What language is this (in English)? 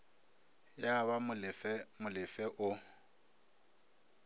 Northern Sotho